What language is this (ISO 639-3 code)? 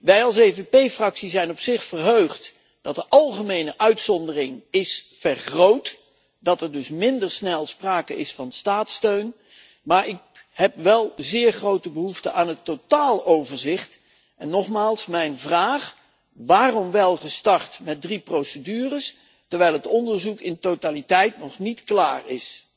nld